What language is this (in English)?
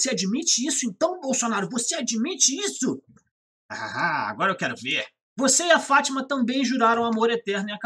Portuguese